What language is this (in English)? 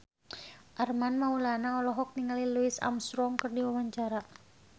Sundanese